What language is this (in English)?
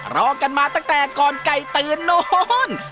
Thai